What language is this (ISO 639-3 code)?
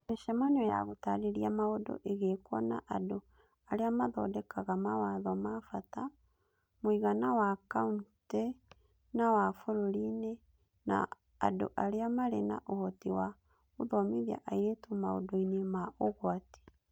kik